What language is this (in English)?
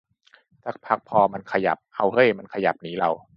Thai